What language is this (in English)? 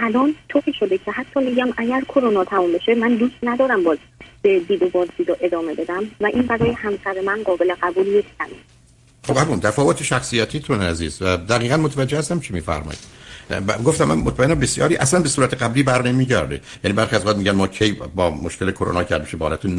Persian